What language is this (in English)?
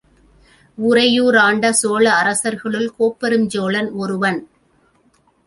Tamil